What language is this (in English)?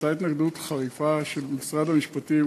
Hebrew